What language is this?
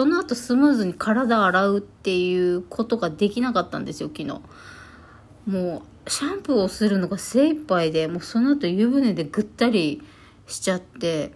Japanese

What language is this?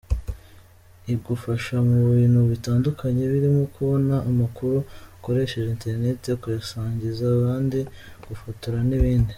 Kinyarwanda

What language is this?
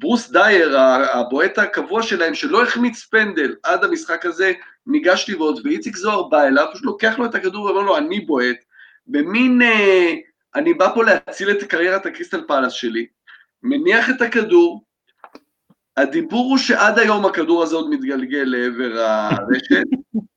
Hebrew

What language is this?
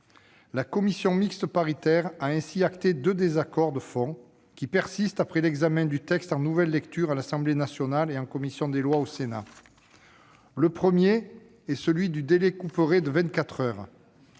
French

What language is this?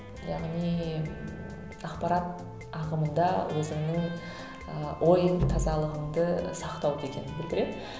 Kazakh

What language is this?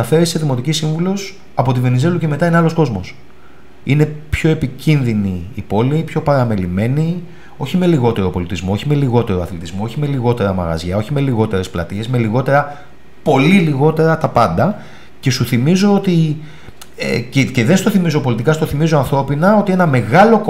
Greek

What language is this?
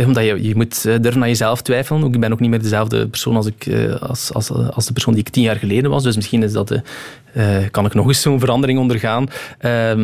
Dutch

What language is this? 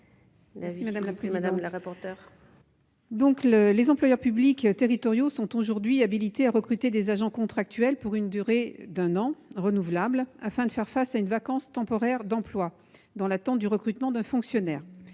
French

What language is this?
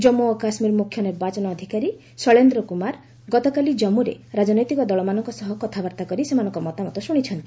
Odia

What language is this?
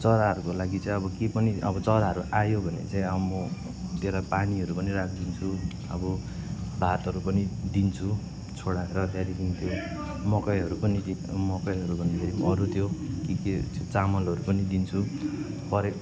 Nepali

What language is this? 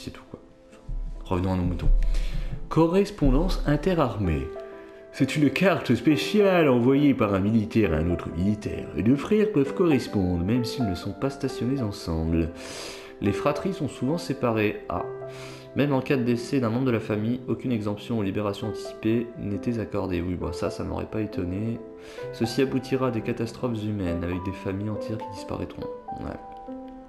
French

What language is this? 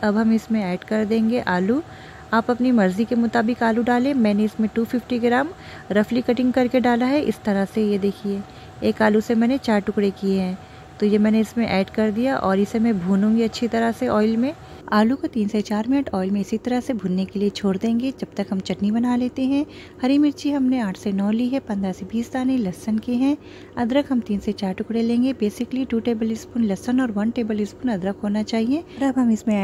Hindi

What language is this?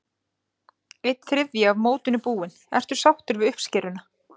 Icelandic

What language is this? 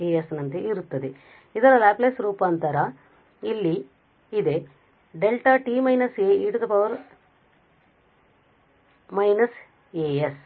Kannada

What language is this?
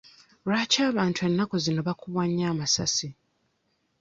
Ganda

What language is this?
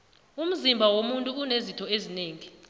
South Ndebele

